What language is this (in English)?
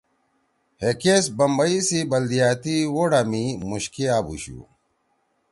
Torwali